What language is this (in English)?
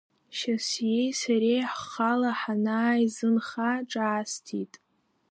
Abkhazian